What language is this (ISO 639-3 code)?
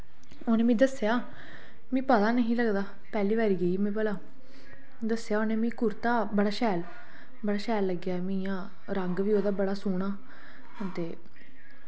doi